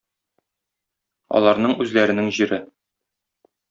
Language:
Tatar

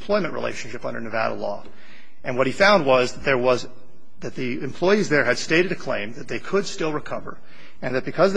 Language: English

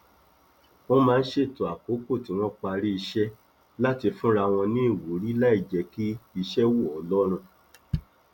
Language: Yoruba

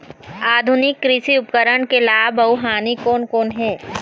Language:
Chhattisgarhi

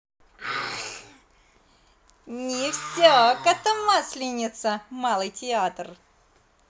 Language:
Russian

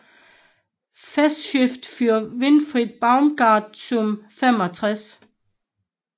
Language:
Danish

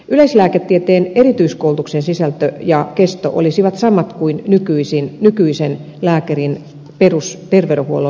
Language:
Finnish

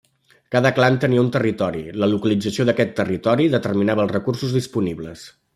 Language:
Catalan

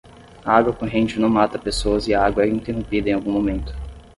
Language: Portuguese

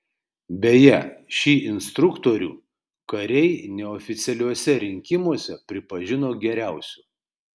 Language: Lithuanian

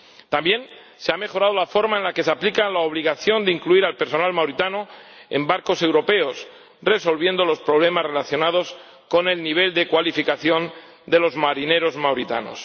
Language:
Spanish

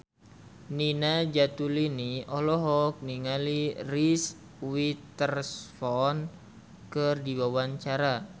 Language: Sundanese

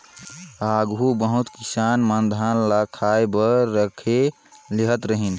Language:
Chhattisgarhi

